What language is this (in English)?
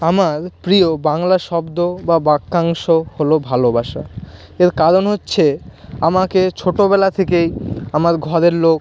Bangla